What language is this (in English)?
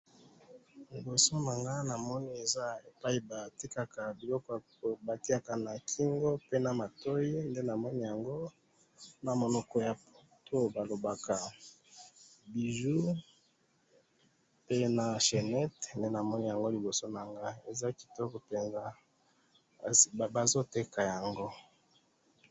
Lingala